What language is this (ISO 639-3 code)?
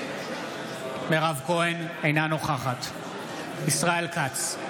heb